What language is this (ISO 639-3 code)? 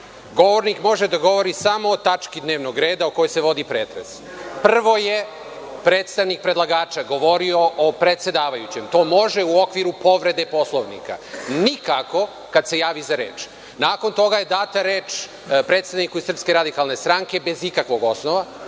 srp